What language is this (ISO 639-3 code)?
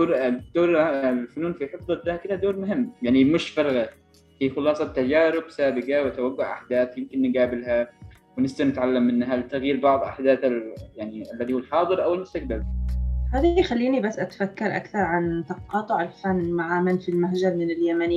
ara